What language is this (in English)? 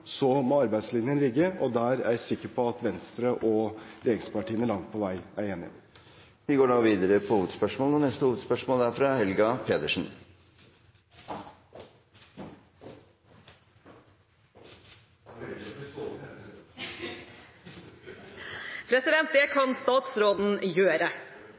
Norwegian